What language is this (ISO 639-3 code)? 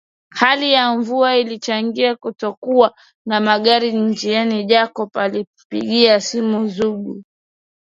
swa